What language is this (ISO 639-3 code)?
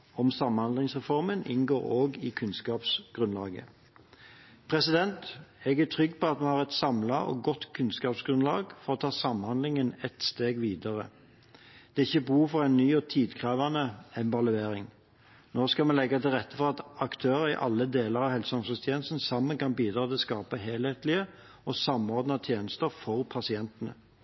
nob